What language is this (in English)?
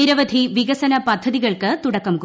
Malayalam